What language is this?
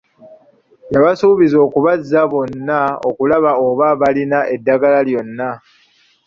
Ganda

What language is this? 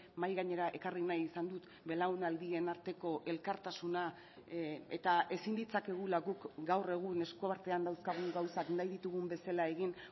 Basque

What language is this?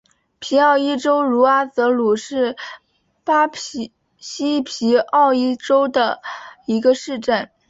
Chinese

